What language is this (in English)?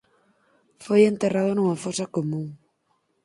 Galician